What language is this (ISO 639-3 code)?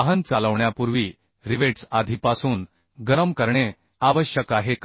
mar